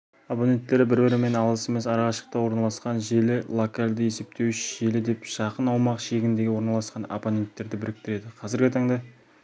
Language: Kazakh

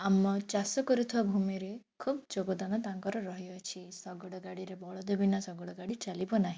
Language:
Odia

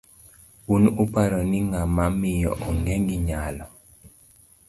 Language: Luo (Kenya and Tanzania)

